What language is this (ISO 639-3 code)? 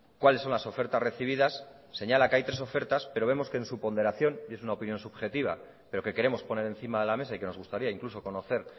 spa